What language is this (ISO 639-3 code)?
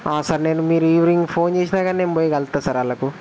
tel